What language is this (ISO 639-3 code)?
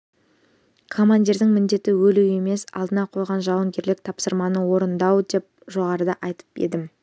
kaz